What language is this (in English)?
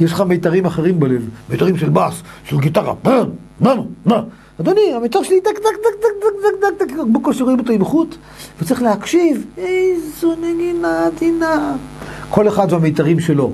Hebrew